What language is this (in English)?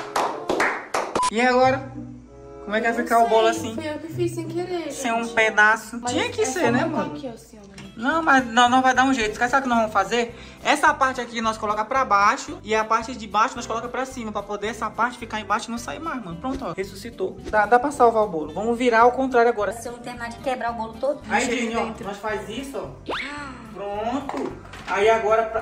Portuguese